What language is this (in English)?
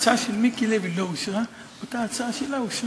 Hebrew